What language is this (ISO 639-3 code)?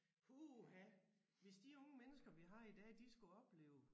dan